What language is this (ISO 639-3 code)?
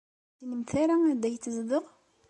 kab